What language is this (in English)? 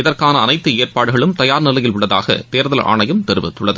Tamil